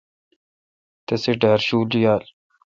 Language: Kalkoti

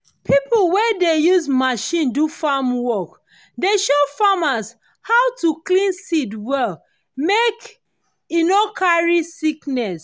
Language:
Nigerian Pidgin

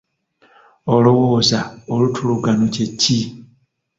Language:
Ganda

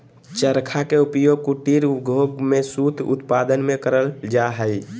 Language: Magahi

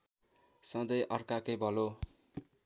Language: Nepali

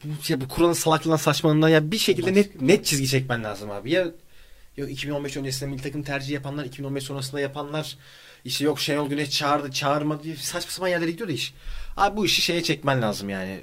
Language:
Turkish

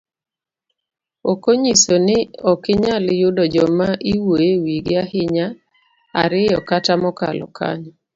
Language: Luo (Kenya and Tanzania)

